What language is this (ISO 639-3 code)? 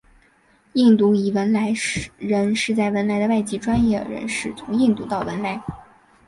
zho